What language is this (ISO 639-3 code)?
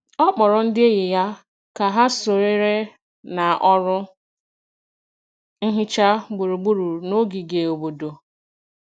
ibo